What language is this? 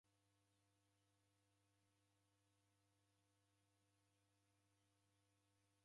Taita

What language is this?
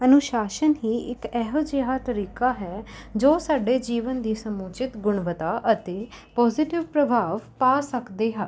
Punjabi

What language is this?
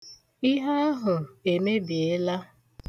Igbo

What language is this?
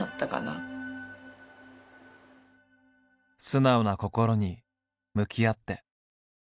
Japanese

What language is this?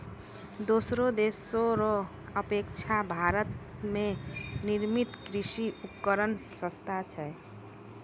Maithili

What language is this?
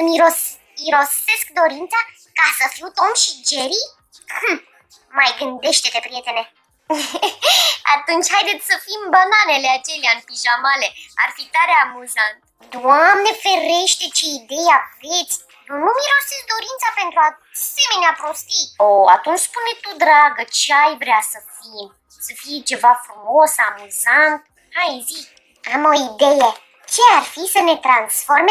Romanian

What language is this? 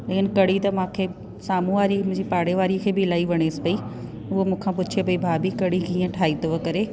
Sindhi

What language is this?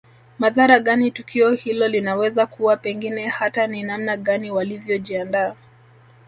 Swahili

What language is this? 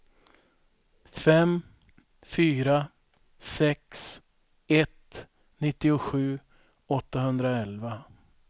Swedish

